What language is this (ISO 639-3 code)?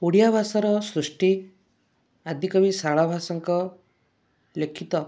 ori